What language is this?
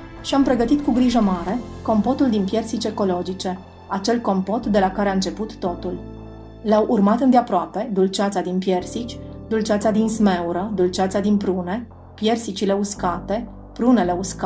Romanian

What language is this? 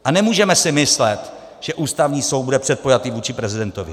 Czech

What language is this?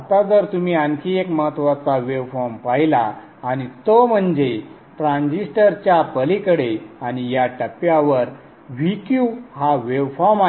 Marathi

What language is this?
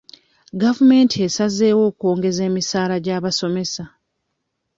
Ganda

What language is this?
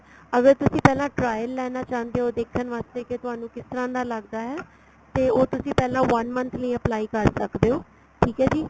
Punjabi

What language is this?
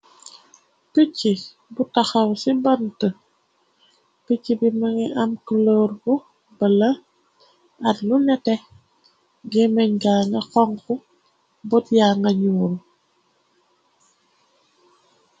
Wolof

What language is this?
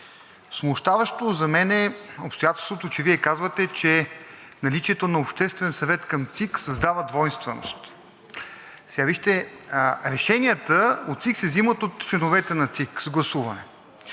Bulgarian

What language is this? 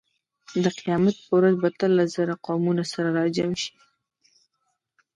Pashto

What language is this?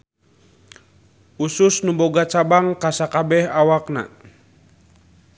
Sundanese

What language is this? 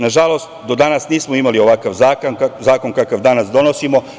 Serbian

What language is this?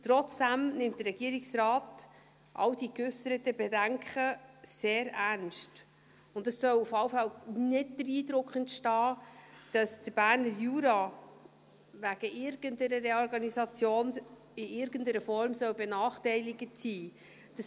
Swiss German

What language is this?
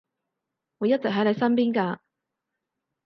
Cantonese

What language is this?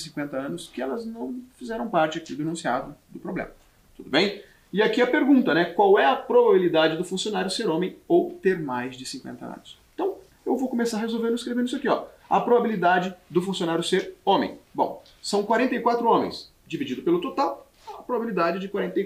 Portuguese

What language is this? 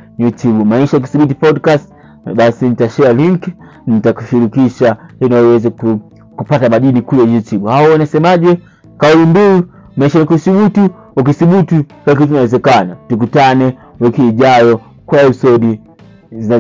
Swahili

